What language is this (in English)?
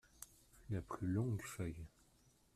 French